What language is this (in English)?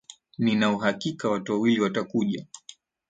Swahili